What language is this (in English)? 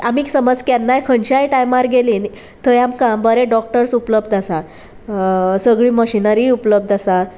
Konkani